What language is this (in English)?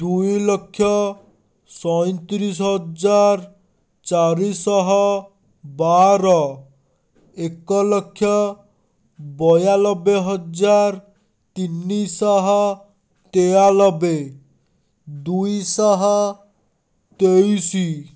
Odia